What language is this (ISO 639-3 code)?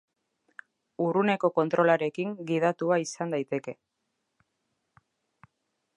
eus